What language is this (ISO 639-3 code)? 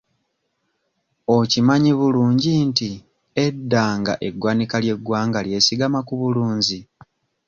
lug